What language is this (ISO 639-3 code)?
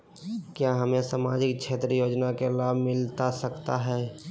mag